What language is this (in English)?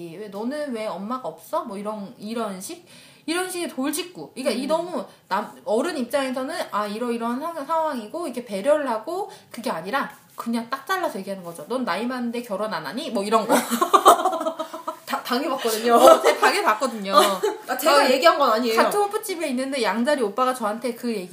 Korean